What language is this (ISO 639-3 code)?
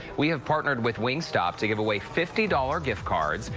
eng